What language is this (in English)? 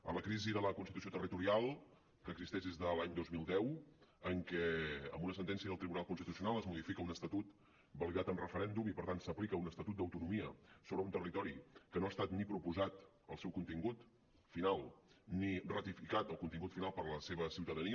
Catalan